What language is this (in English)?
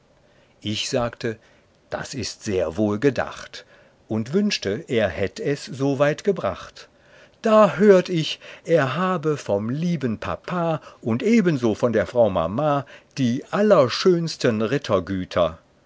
German